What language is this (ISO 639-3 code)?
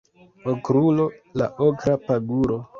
epo